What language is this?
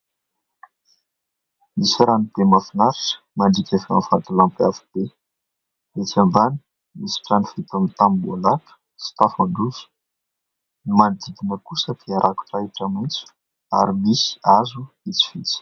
Malagasy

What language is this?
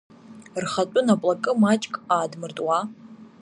Abkhazian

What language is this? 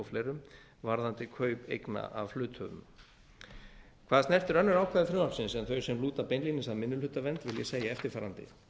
Icelandic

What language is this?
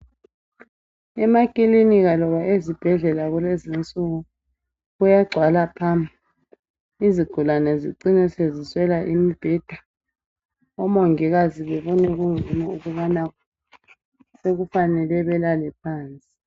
North Ndebele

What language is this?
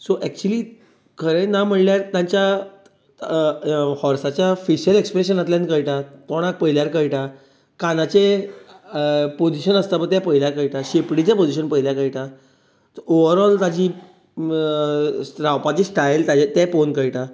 Konkani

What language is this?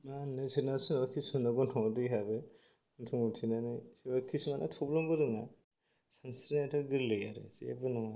Bodo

